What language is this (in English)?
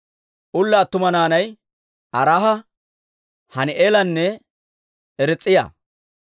Dawro